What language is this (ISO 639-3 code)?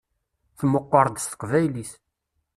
kab